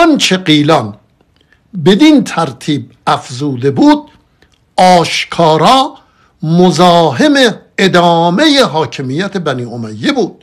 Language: Persian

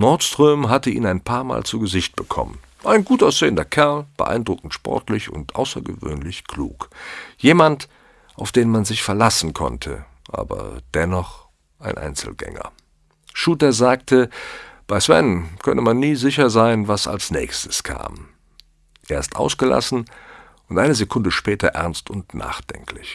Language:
German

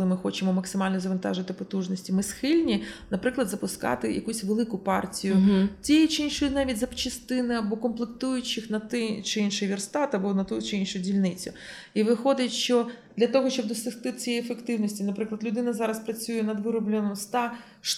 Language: Ukrainian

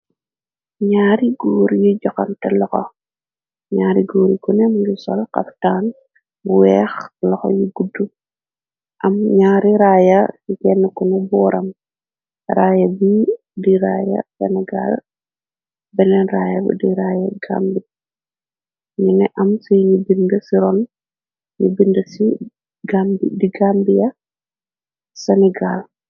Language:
Wolof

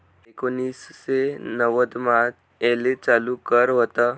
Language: Marathi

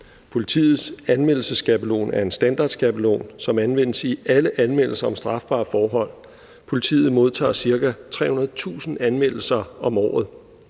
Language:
Danish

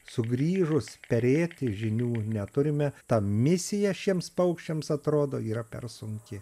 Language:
Lithuanian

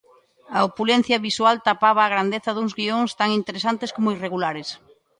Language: Galician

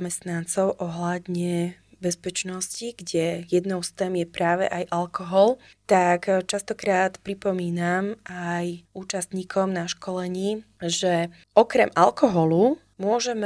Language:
Slovak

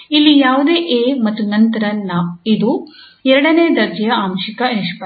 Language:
Kannada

